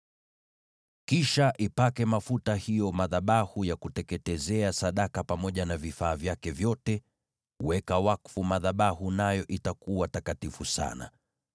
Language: Swahili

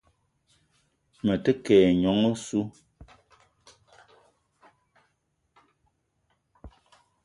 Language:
Eton (Cameroon)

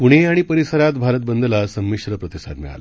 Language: Marathi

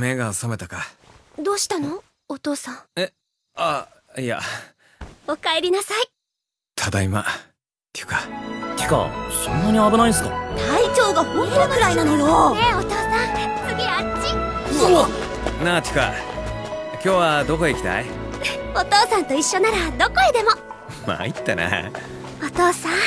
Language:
Japanese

